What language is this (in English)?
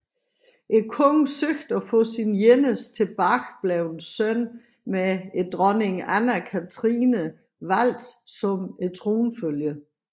Danish